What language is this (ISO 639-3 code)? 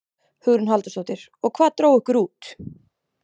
isl